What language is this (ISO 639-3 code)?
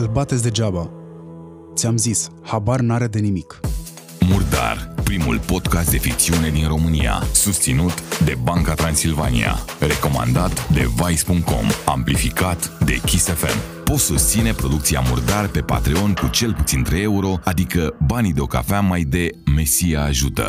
ron